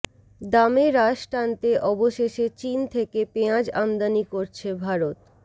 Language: Bangla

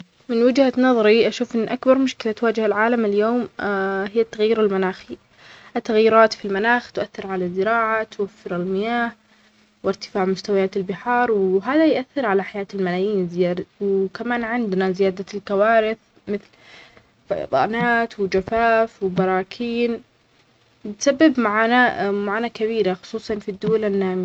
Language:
Omani Arabic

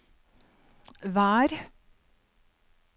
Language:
Norwegian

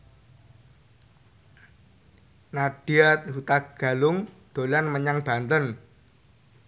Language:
Javanese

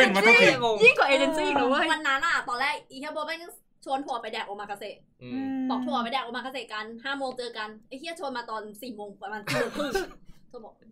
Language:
Thai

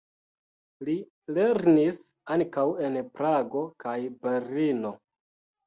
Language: Esperanto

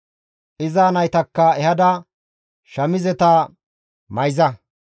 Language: Gamo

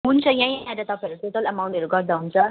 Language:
Nepali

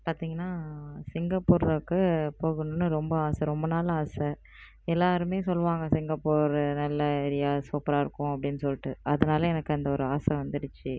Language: Tamil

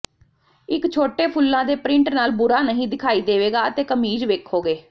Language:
Punjabi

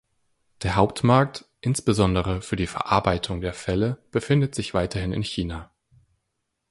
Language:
German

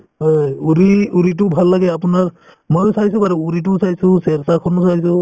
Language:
Assamese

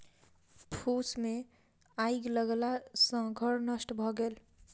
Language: Maithili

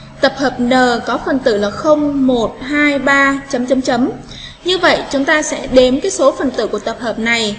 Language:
Vietnamese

